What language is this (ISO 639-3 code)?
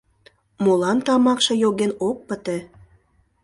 chm